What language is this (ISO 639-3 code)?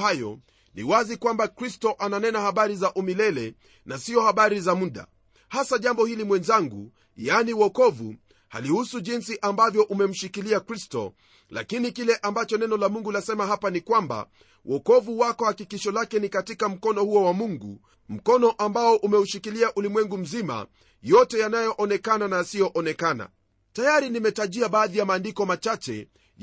swa